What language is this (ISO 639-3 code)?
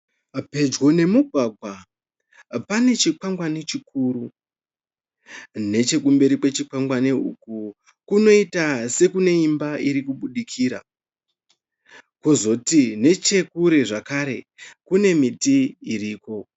sna